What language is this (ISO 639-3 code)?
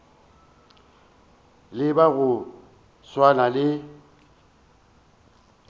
nso